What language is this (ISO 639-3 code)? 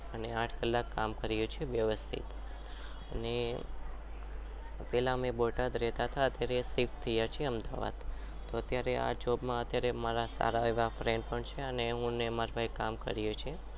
guj